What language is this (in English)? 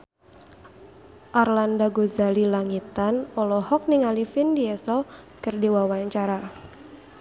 Sundanese